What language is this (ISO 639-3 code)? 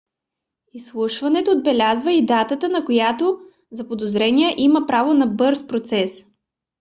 bul